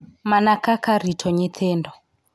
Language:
Luo (Kenya and Tanzania)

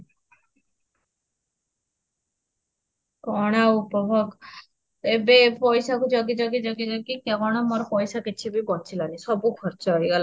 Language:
Odia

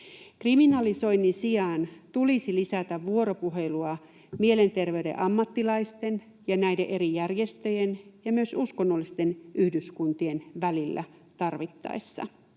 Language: Finnish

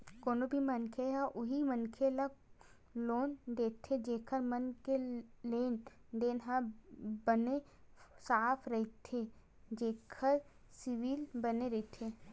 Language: Chhattisgarhi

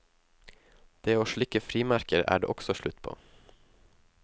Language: Norwegian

